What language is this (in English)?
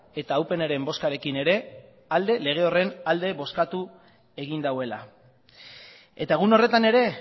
Basque